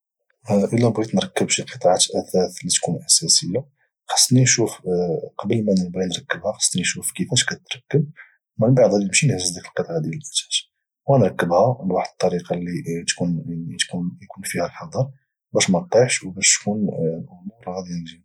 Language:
Moroccan Arabic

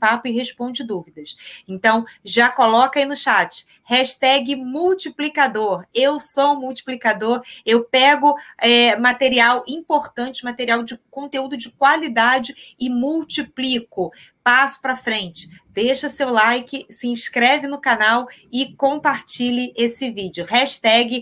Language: Portuguese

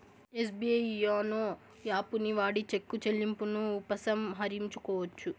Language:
Telugu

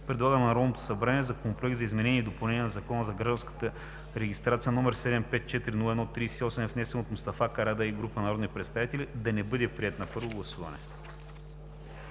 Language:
Bulgarian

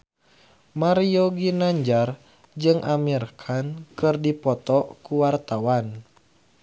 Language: Sundanese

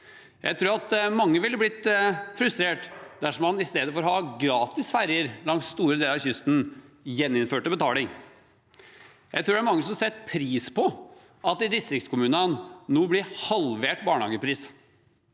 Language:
Norwegian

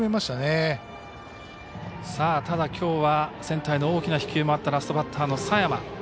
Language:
Japanese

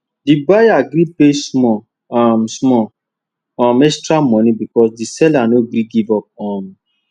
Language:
Nigerian Pidgin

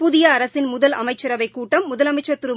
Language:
Tamil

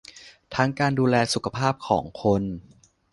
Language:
Thai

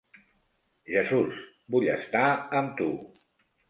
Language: Catalan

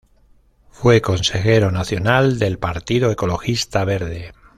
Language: Spanish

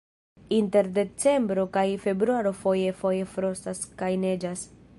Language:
Esperanto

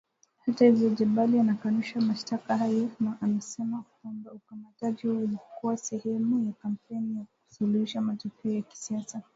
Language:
Swahili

